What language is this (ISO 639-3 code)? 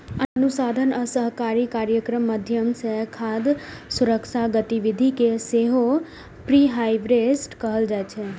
mai